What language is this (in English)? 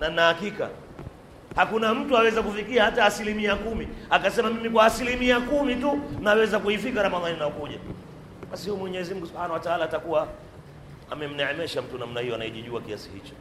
Swahili